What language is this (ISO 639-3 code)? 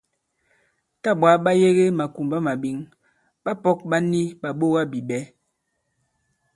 abb